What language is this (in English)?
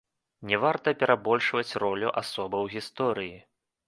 Belarusian